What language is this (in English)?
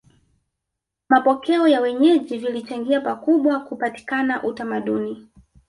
Swahili